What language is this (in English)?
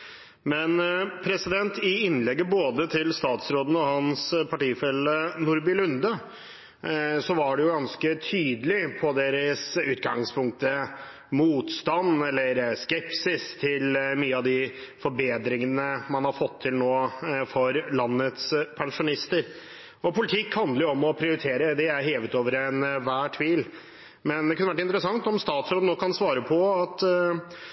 Norwegian Bokmål